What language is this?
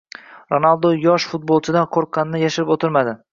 Uzbek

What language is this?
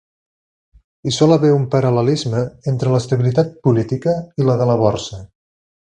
Catalan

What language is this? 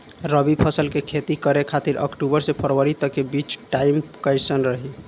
Bhojpuri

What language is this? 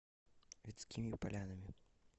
Russian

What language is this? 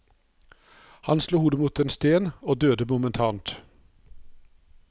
Norwegian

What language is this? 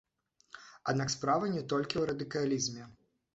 Belarusian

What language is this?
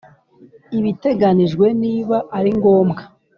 Kinyarwanda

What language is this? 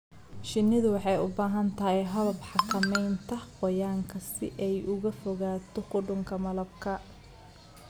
Somali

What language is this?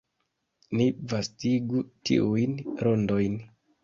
Esperanto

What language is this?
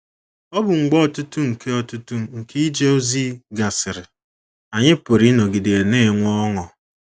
Igbo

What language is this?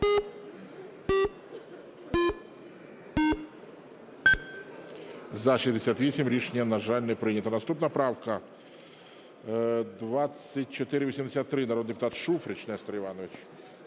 Ukrainian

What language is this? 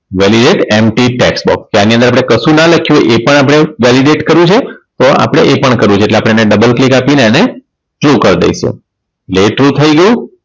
Gujarati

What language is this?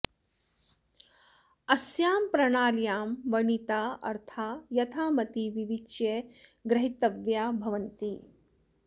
Sanskrit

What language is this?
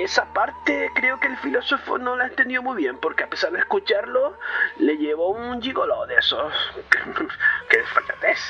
Spanish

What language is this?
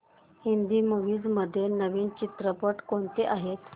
Marathi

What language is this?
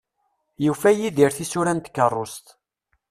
Kabyle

